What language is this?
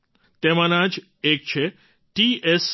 Gujarati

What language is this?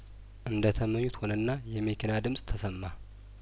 Amharic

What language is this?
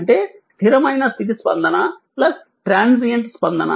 Telugu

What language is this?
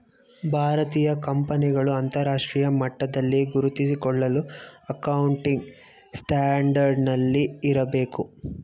Kannada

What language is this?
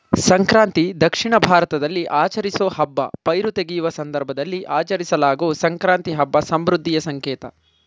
Kannada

